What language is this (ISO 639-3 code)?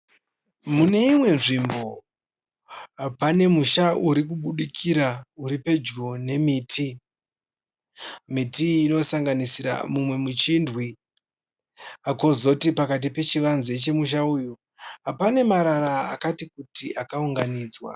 sna